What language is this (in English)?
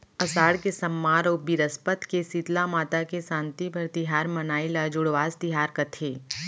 Chhattisgarhi